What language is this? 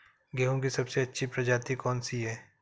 Hindi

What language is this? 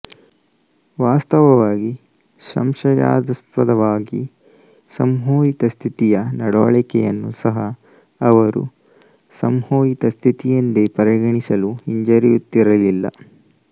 Kannada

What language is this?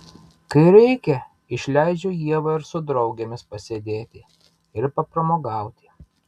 Lithuanian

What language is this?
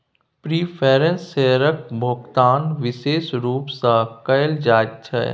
Maithili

